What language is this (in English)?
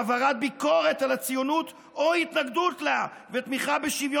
Hebrew